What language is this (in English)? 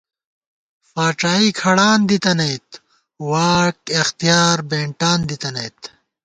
Gawar-Bati